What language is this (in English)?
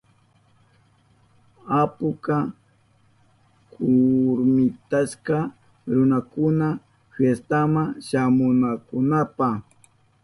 Southern Pastaza Quechua